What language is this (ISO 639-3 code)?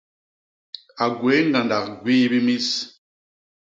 bas